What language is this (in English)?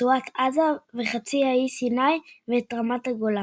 Hebrew